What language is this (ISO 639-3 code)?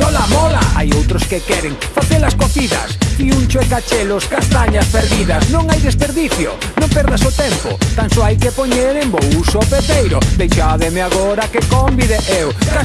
glg